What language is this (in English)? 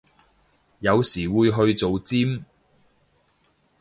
Cantonese